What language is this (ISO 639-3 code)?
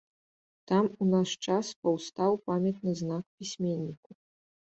bel